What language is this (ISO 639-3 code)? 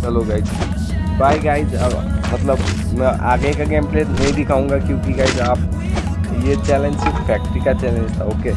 hin